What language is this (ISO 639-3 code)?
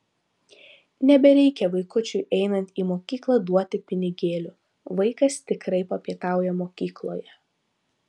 lit